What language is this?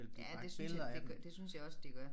Danish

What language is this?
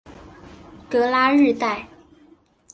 Chinese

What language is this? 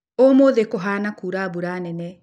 Kikuyu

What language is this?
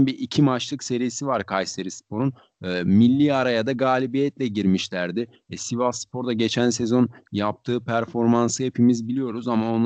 Turkish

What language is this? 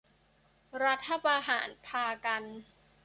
Thai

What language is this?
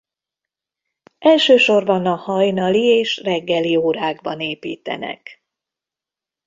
Hungarian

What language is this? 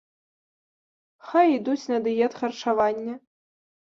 Belarusian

